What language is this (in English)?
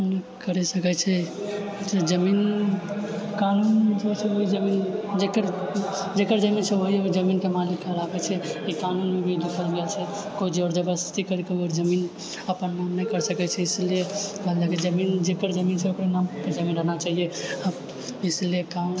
Maithili